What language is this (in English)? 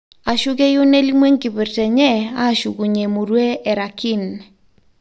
Masai